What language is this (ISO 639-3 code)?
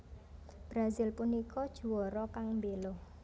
jav